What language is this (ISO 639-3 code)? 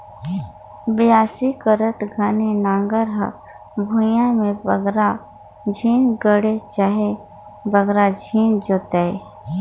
hne